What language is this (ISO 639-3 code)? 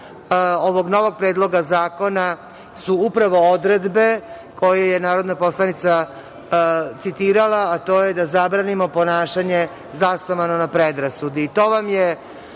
srp